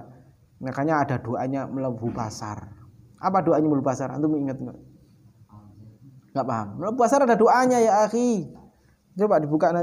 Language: Indonesian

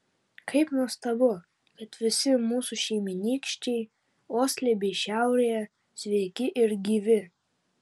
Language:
Lithuanian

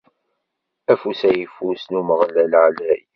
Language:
Kabyle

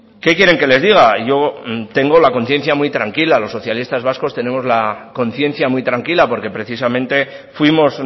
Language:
Spanish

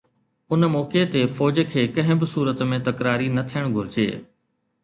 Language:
Sindhi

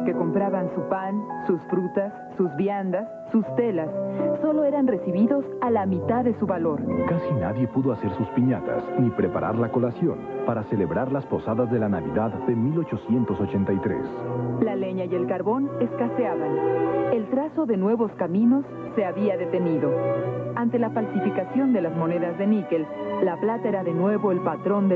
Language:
Spanish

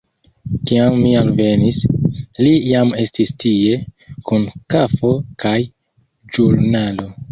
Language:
Esperanto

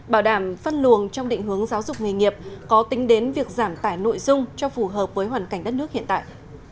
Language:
Vietnamese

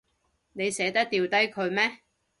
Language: Cantonese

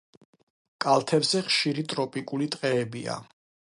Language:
Georgian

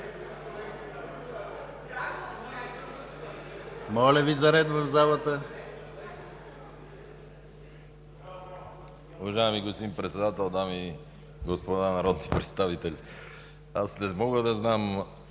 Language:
Bulgarian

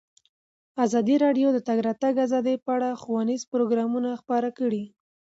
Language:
Pashto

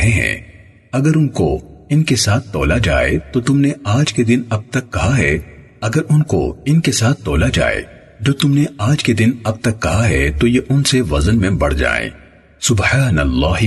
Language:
Urdu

